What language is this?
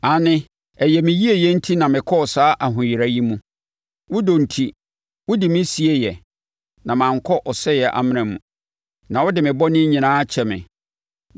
Akan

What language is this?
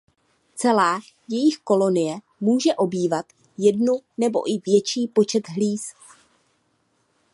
Czech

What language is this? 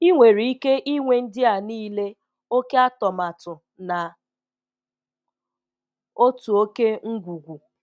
Igbo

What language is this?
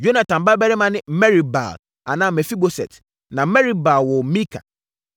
Akan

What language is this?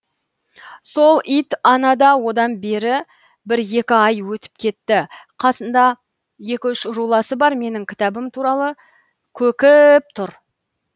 Kazakh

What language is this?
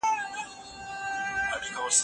Pashto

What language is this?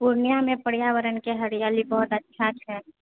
Maithili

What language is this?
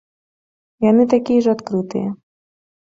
Belarusian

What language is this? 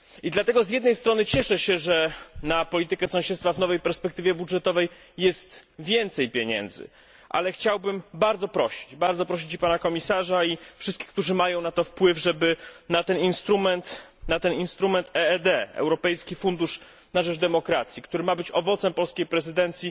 Polish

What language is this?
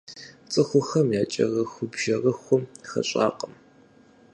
Kabardian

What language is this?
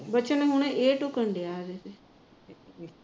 Punjabi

